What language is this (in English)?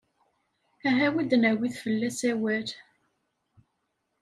Kabyle